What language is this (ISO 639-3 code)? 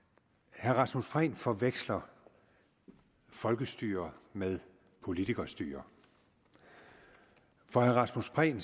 dan